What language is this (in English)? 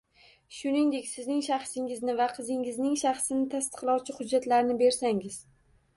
Uzbek